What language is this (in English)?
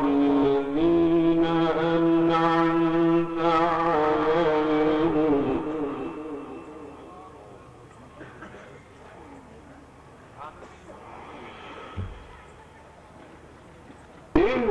Arabic